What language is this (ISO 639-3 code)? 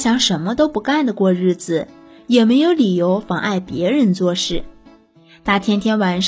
zho